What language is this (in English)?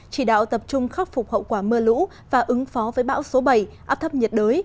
Vietnamese